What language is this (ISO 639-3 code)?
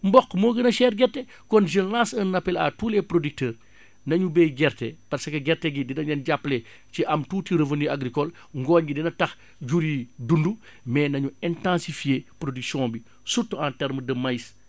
wol